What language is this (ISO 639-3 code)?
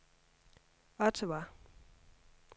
dan